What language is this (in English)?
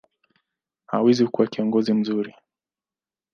Swahili